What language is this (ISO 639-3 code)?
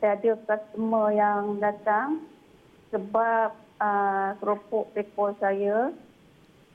msa